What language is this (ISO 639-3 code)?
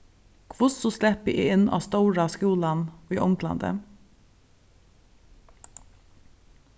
fao